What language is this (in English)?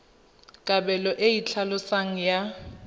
Tswana